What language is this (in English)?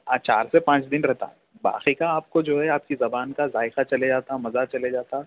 Urdu